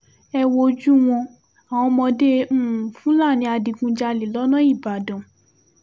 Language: Yoruba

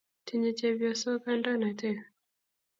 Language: Kalenjin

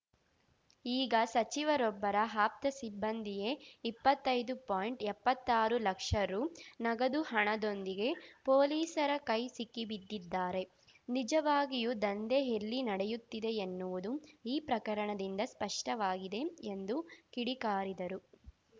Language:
Kannada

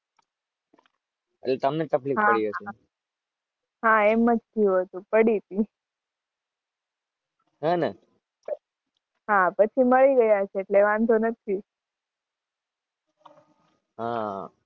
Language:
Gujarati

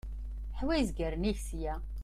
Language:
Kabyle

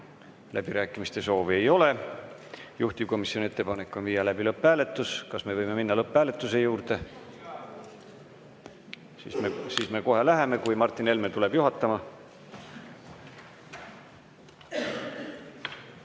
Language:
Estonian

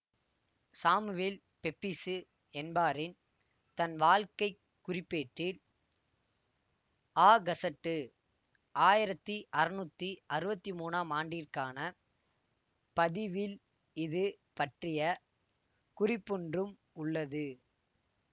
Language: Tamil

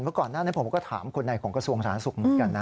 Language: Thai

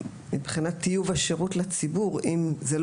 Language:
Hebrew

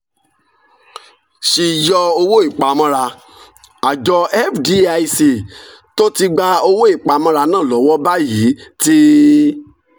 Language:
Yoruba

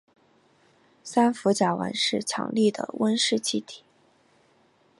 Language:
Chinese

